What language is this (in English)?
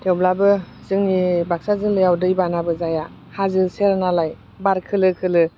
Bodo